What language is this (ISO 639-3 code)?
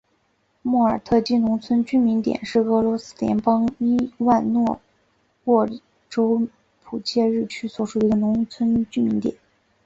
zho